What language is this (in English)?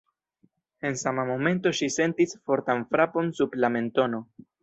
Esperanto